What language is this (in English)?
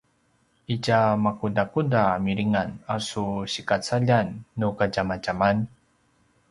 Paiwan